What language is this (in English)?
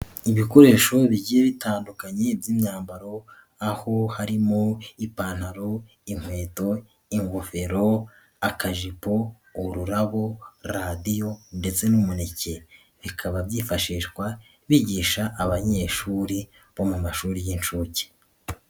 Kinyarwanda